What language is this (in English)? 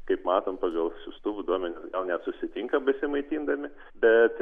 Lithuanian